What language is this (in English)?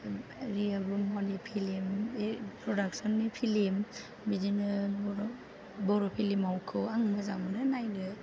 Bodo